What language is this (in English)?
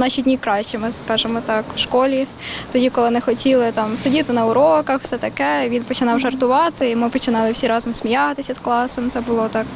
Ukrainian